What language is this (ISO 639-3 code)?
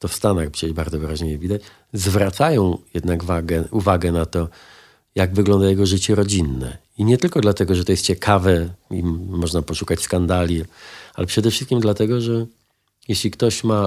pol